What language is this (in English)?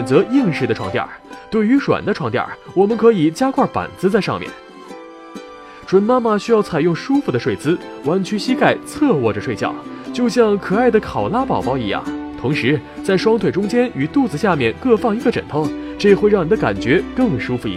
Chinese